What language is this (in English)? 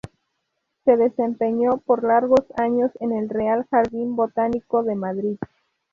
Spanish